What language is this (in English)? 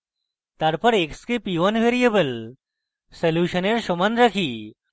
Bangla